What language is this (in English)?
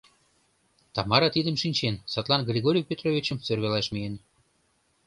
Mari